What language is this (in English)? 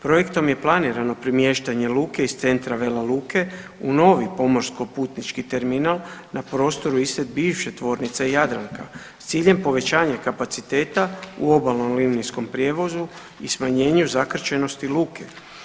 Croatian